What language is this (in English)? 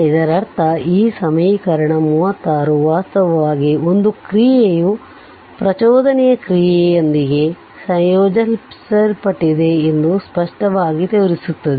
Kannada